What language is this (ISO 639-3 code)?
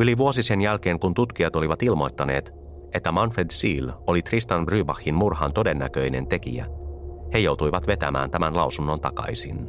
fin